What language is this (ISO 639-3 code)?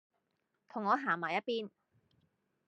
yue